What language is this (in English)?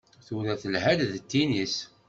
Kabyle